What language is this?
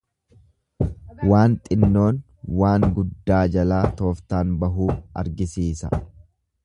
Oromo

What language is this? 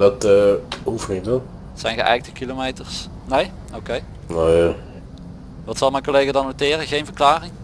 Dutch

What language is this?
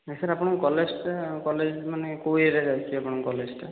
Odia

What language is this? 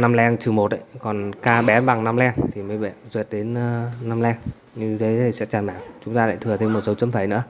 Vietnamese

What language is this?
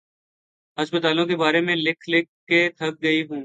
Urdu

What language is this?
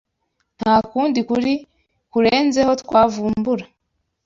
Kinyarwanda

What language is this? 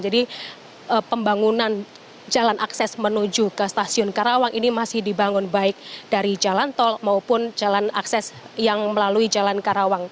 Indonesian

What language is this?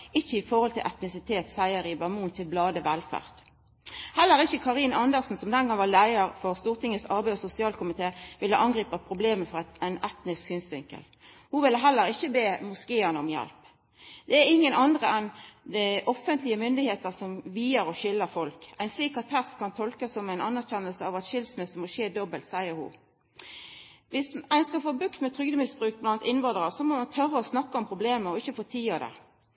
Norwegian Nynorsk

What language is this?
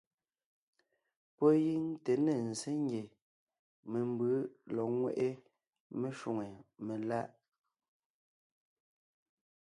Ngiemboon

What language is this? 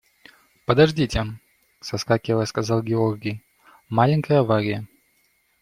Russian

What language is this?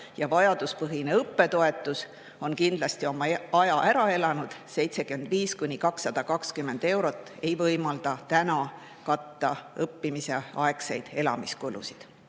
Estonian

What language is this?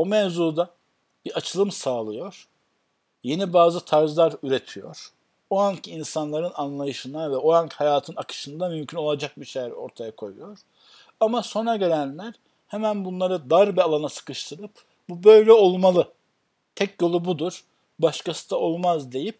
Turkish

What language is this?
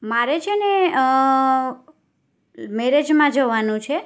Gujarati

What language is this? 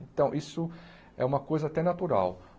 Portuguese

